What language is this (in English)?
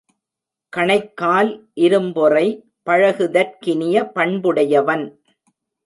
Tamil